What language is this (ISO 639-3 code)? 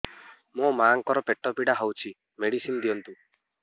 ori